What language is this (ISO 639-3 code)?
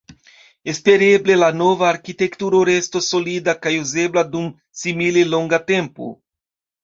epo